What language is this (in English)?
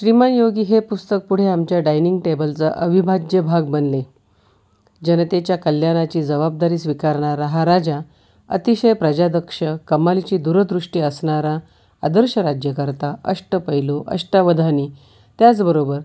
Marathi